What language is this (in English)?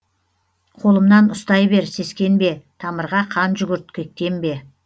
Kazakh